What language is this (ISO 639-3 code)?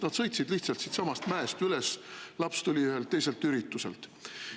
est